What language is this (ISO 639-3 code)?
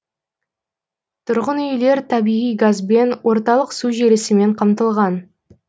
kaz